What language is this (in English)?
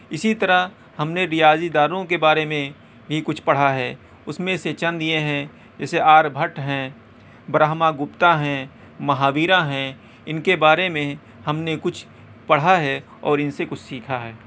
Urdu